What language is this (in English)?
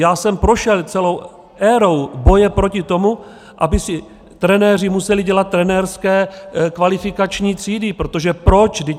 Czech